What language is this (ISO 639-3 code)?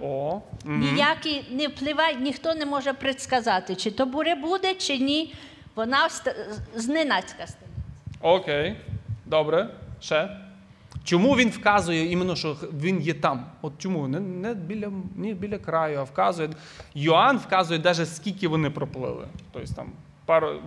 ukr